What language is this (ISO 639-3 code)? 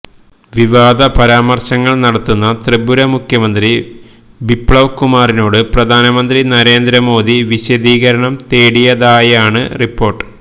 mal